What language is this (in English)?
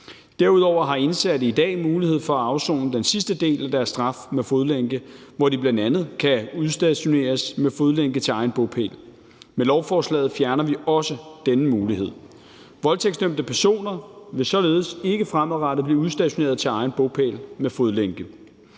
Danish